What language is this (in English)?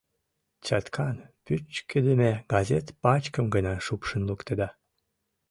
Mari